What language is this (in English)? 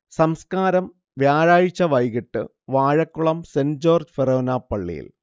Malayalam